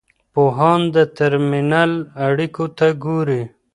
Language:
Pashto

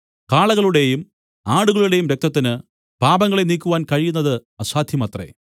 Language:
Malayalam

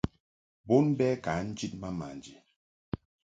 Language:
Mungaka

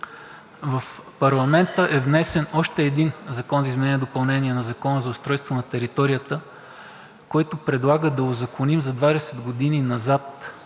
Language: Bulgarian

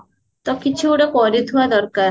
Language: Odia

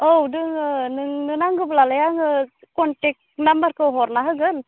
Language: Bodo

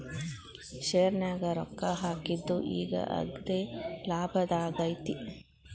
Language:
Kannada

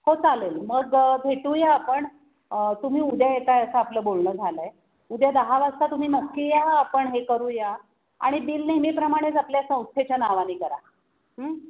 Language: Marathi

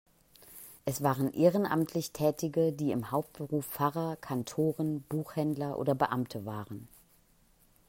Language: German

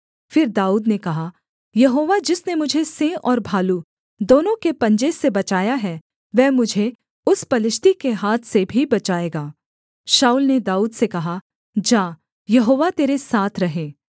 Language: Hindi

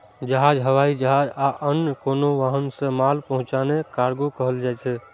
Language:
Maithili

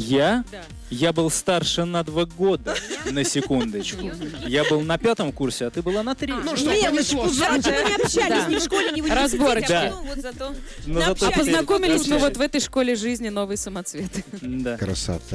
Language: Russian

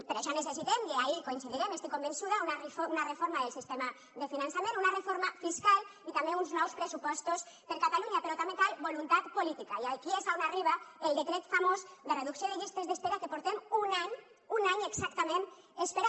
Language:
Catalan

